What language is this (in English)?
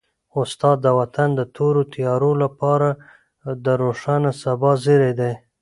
Pashto